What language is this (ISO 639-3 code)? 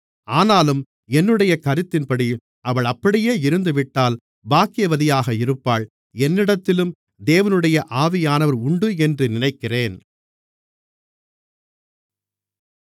tam